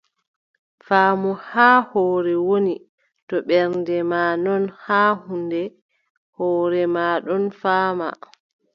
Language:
Adamawa Fulfulde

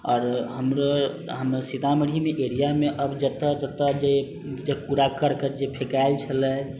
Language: Maithili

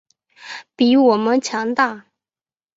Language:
Chinese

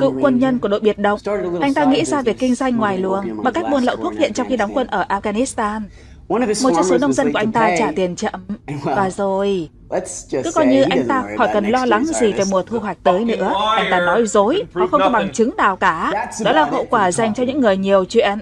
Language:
Vietnamese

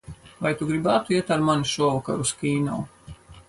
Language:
Latvian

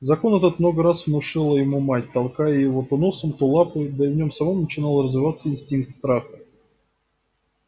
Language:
Russian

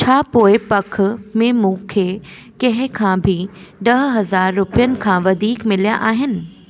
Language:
Sindhi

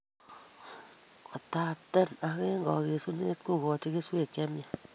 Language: Kalenjin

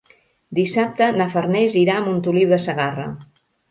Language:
Catalan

